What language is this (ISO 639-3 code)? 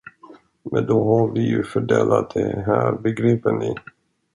swe